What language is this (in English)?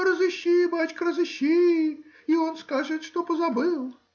Russian